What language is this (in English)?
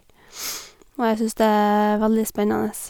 Norwegian